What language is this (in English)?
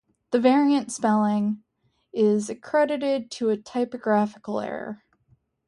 English